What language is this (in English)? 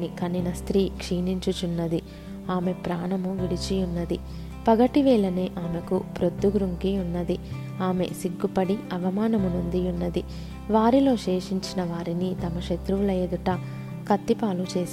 Telugu